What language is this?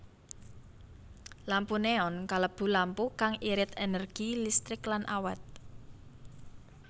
Javanese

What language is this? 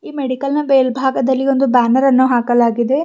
Kannada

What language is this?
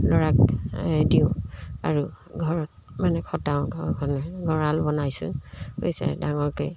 Assamese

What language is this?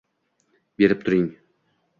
Uzbek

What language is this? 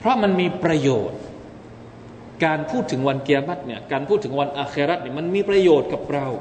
Thai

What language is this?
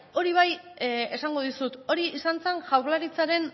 Basque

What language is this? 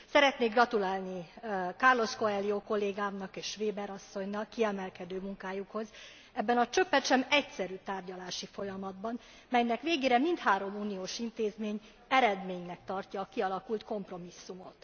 Hungarian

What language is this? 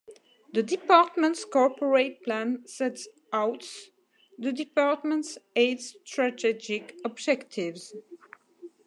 English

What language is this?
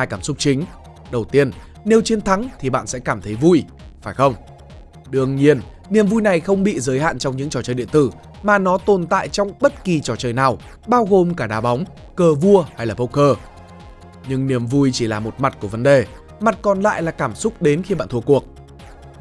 Vietnamese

